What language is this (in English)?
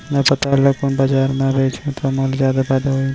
Chhattisgarhi